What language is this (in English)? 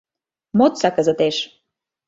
Mari